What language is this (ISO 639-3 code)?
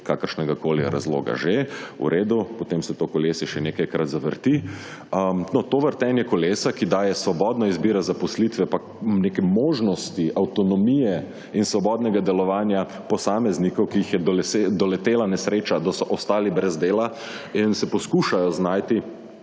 slv